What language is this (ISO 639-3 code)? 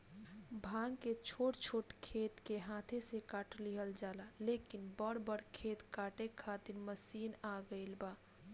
bho